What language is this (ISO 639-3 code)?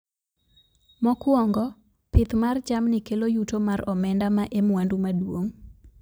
luo